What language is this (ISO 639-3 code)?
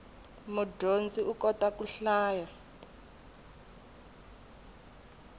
tso